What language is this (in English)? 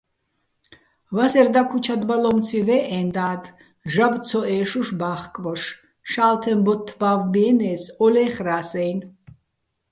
Bats